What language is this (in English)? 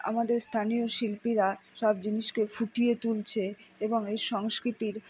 Bangla